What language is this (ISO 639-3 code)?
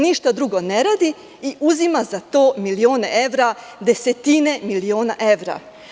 srp